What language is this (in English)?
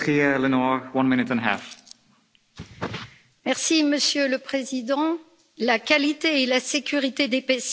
French